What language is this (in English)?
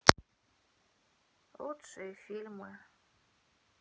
Russian